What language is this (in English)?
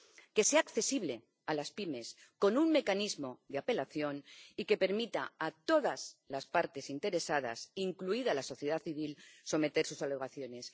Spanish